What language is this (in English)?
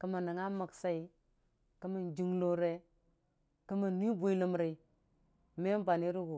Dijim-Bwilim